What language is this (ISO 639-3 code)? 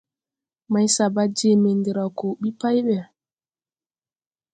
tui